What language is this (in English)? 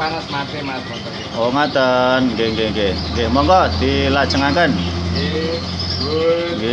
Indonesian